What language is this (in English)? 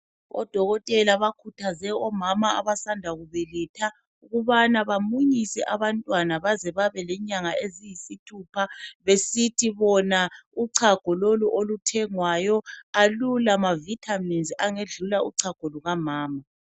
North Ndebele